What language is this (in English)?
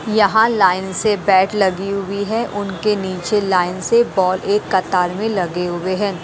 Hindi